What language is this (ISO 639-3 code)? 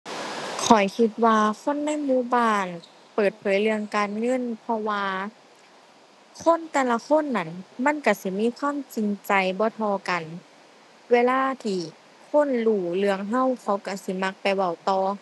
tha